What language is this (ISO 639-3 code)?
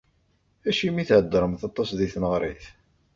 kab